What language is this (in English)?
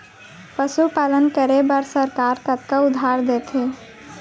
Chhattisgarhi